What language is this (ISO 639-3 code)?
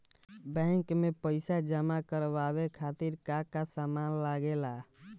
bho